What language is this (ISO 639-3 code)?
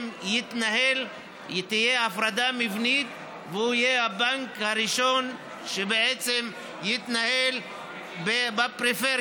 heb